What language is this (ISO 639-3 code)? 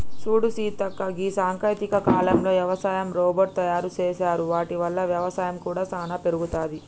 tel